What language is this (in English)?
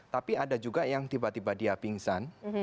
Indonesian